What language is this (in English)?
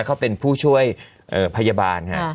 Thai